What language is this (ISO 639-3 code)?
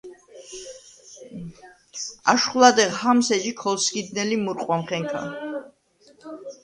sva